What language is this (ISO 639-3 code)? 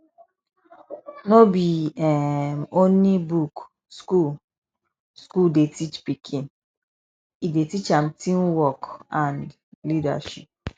pcm